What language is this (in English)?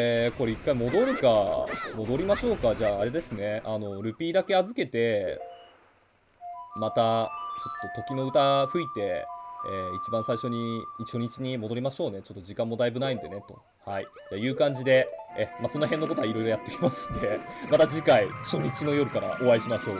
Japanese